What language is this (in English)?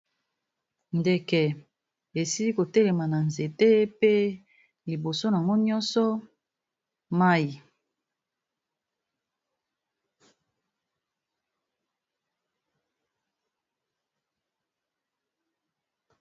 Lingala